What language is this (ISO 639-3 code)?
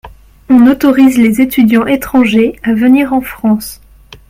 fra